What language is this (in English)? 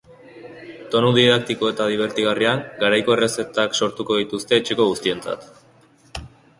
Basque